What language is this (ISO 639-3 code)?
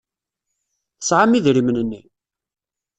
kab